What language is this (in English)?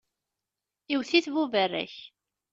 Kabyle